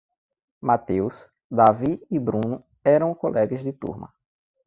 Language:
Portuguese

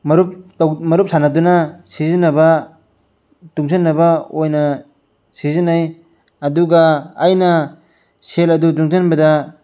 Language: Manipuri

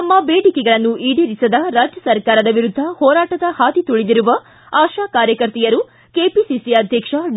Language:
Kannada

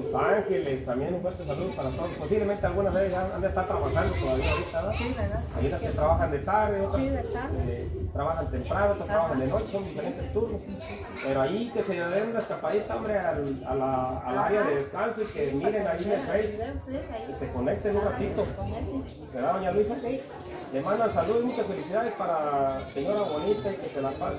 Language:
Spanish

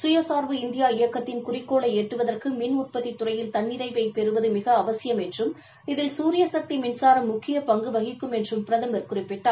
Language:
Tamil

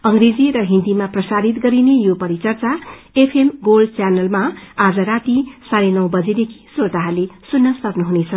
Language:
Nepali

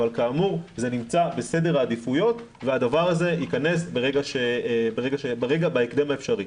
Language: Hebrew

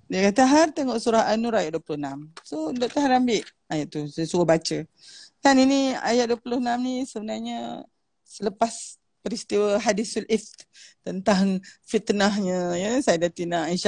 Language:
Malay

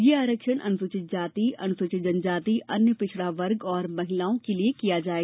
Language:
Hindi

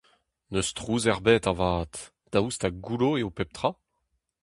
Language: Breton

